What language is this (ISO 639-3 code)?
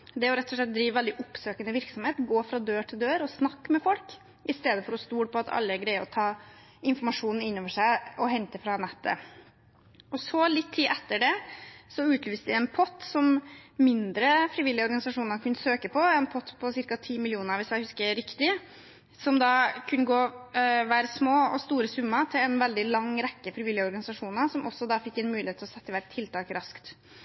nob